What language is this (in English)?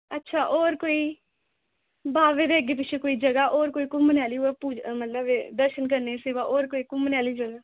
Dogri